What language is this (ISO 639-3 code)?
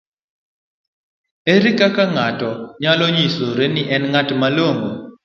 luo